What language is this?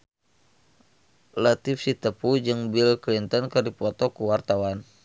Sundanese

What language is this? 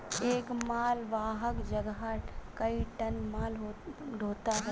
Hindi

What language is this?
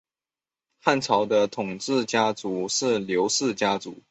Chinese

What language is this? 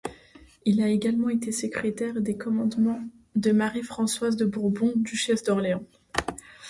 French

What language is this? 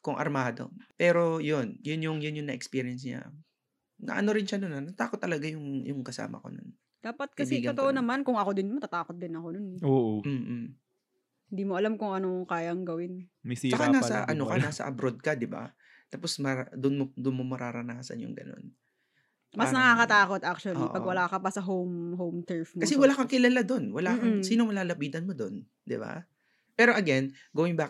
Filipino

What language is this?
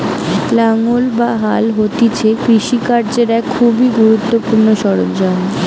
Bangla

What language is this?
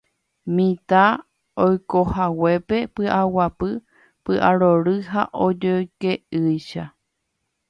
Guarani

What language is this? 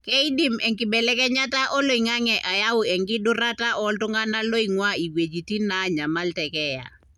Masai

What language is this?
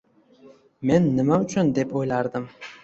Uzbek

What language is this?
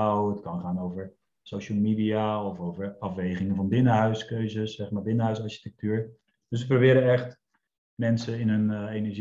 Dutch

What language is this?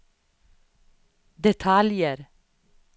Swedish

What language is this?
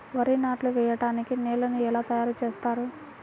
Telugu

